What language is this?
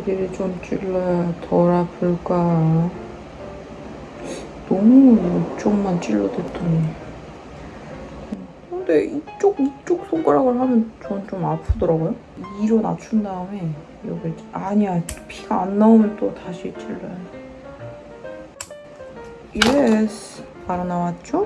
Korean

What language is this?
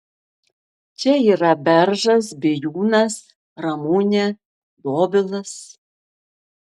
Lithuanian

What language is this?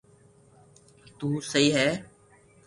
Loarki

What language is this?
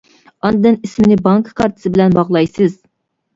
Uyghur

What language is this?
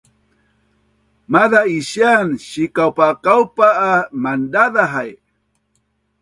Bunun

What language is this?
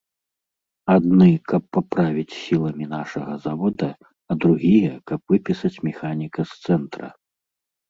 Belarusian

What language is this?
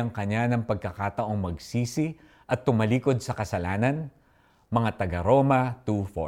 Filipino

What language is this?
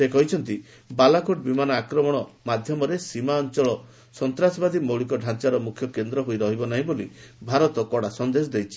Odia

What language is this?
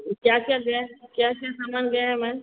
Hindi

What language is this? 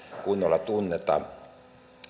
Finnish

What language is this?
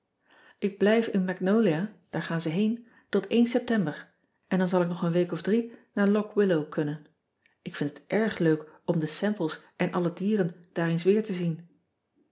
Dutch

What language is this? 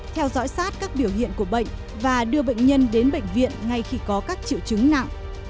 Vietnamese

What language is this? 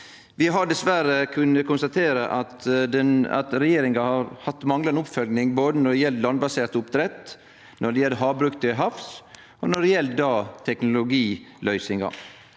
Norwegian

